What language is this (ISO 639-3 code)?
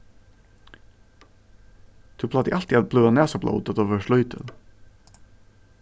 fao